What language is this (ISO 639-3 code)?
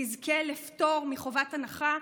heb